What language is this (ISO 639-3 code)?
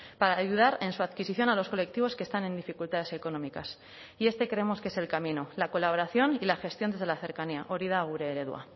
spa